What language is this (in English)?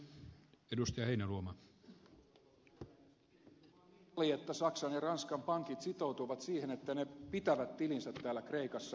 Finnish